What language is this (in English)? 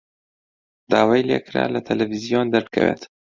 Central Kurdish